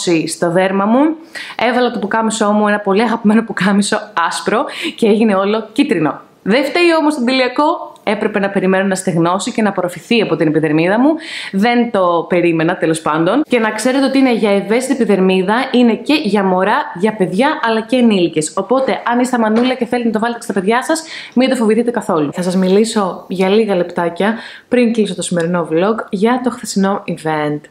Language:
Greek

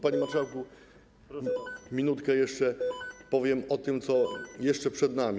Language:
Polish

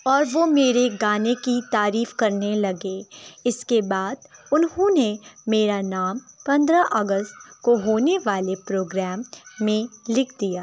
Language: Urdu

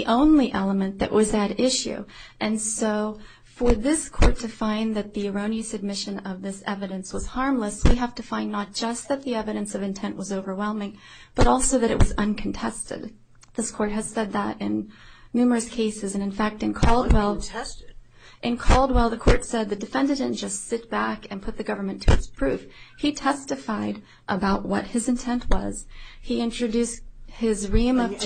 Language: English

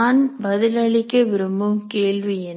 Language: Tamil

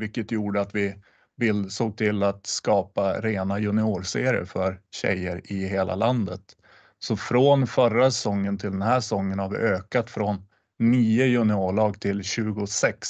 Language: Swedish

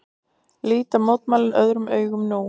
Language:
Icelandic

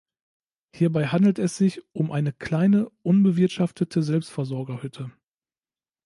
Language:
German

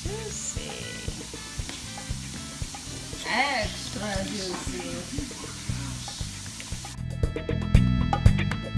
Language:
English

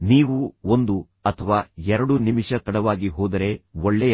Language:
Kannada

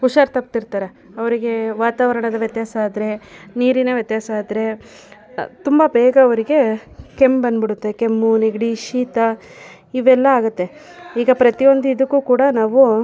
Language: Kannada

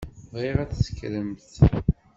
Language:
Kabyle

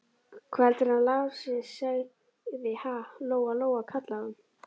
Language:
Icelandic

